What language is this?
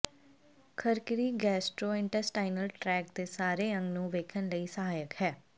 Punjabi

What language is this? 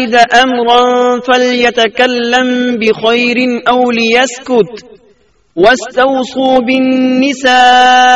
Urdu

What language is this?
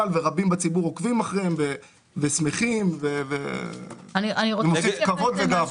Hebrew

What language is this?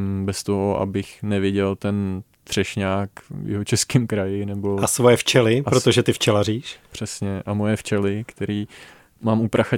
Czech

